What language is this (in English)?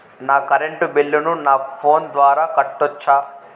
Telugu